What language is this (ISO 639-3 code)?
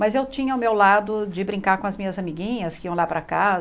por